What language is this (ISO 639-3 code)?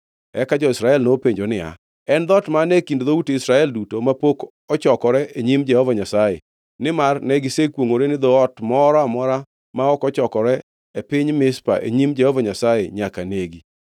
luo